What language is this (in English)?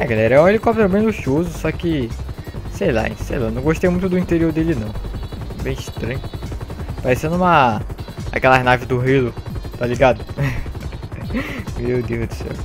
Portuguese